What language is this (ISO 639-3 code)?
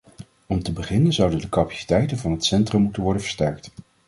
nld